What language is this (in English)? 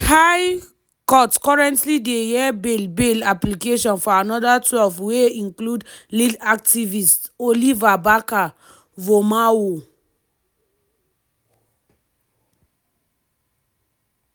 Nigerian Pidgin